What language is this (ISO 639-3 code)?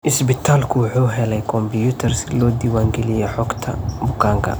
som